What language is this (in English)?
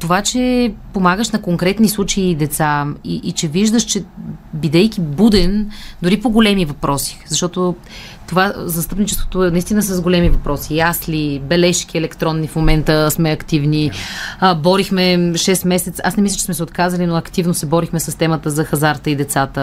Bulgarian